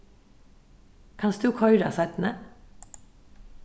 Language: Faroese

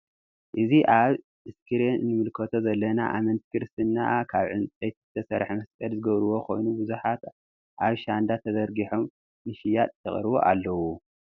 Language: Tigrinya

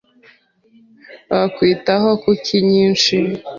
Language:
Kinyarwanda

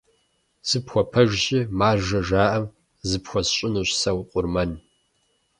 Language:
Kabardian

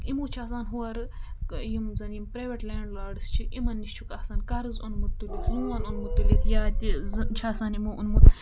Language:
Kashmiri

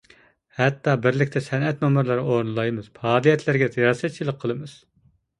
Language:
Uyghur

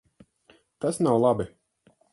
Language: Latvian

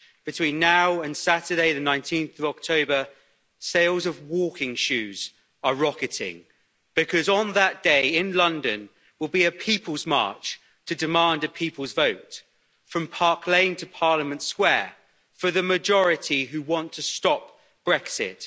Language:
English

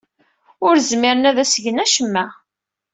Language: Kabyle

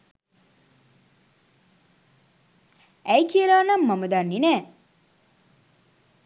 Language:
Sinhala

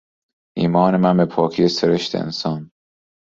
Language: Persian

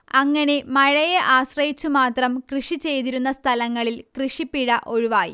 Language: Malayalam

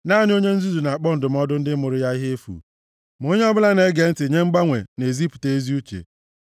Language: Igbo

